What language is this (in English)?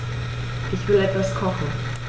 German